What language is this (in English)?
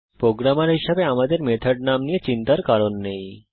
Bangla